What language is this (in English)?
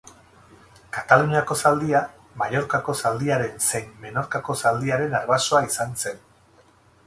Basque